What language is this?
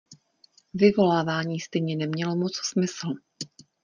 Czech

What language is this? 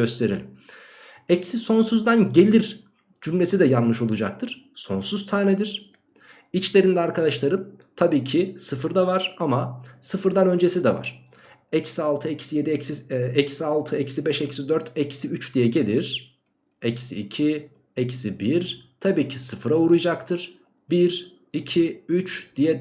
Turkish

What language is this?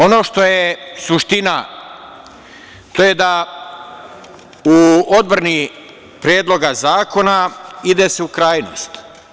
Serbian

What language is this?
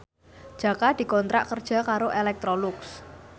Javanese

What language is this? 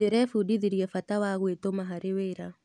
Kikuyu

